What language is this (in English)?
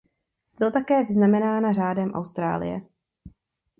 Czech